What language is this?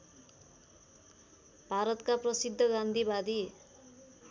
Nepali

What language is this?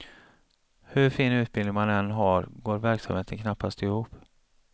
Swedish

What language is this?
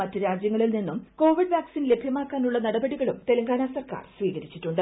Malayalam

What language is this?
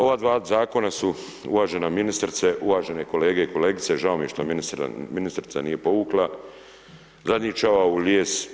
Croatian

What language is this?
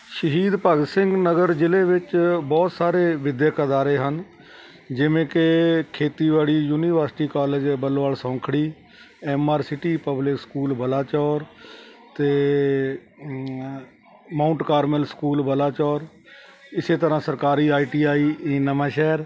Punjabi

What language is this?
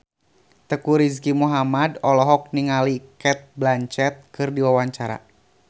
Sundanese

